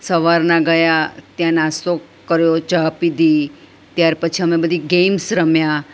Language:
Gujarati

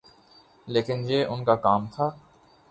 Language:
Urdu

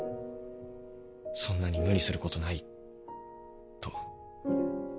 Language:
Japanese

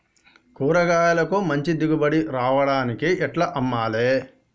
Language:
Telugu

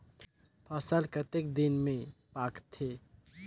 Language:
Chhattisgarhi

